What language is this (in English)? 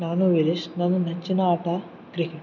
Kannada